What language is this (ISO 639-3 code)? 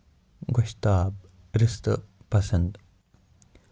kas